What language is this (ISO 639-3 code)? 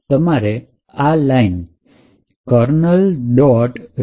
guj